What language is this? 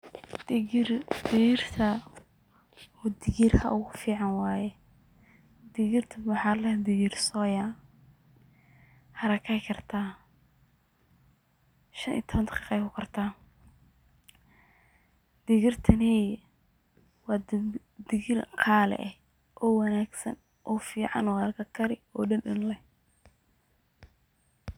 Somali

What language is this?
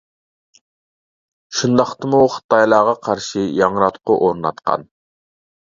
Uyghur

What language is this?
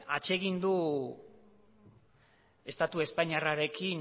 Basque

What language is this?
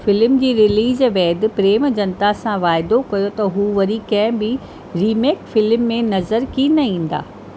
Sindhi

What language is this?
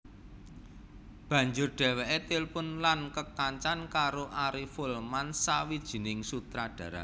Javanese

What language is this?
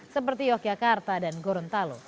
Indonesian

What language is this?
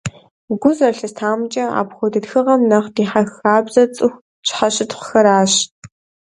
Kabardian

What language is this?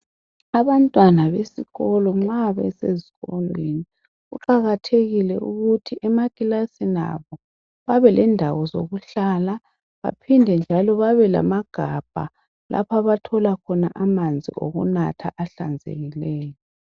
North Ndebele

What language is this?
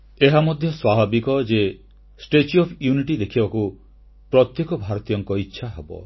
Odia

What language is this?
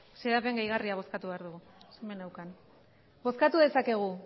Basque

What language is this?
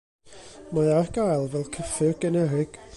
Welsh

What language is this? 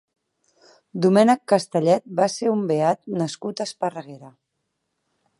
Catalan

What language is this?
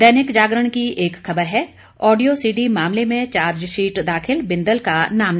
Hindi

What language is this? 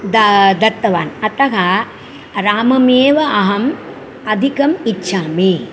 Sanskrit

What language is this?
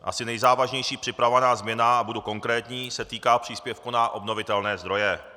Czech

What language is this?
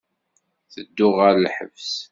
Kabyle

